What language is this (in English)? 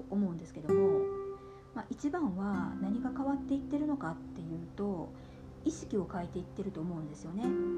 Japanese